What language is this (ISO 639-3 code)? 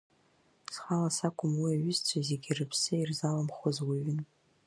abk